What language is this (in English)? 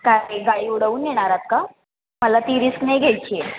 Marathi